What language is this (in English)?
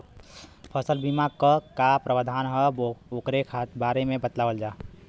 Bhojpuri